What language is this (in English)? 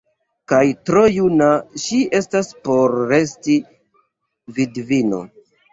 Esperanto